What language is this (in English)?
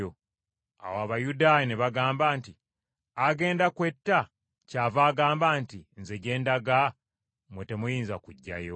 Ganda